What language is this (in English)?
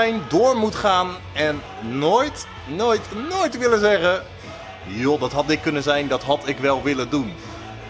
Dutch